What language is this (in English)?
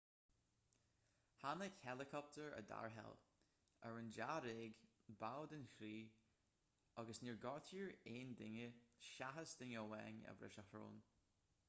Irish